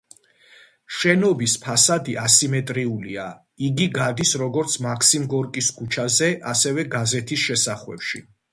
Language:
Georgian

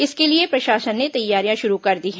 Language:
Hindi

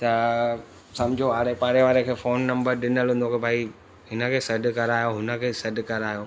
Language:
Sindhi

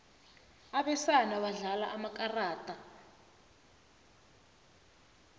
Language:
South Ndebele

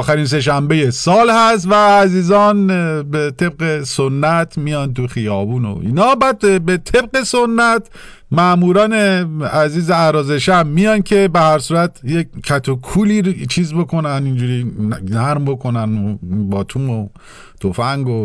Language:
Persian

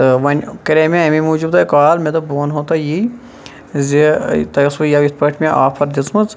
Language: Kashmiri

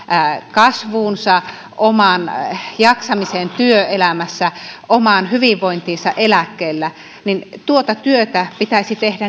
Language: Finnish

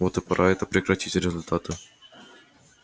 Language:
Russian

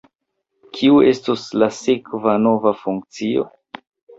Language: Esperanto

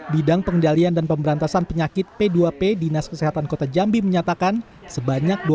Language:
Indonesian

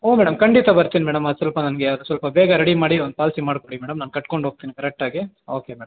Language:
Kannada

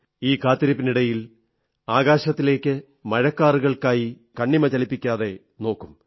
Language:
Malayalam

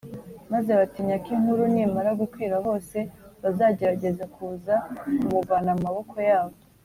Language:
Kinyarwanda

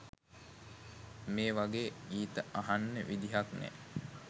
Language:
Sinhala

